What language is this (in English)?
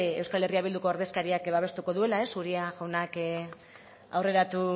Basque